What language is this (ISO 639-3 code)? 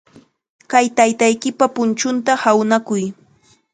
qxa